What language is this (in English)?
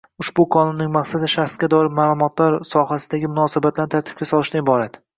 Uzbek